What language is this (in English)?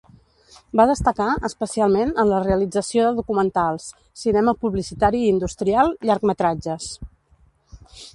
Catalan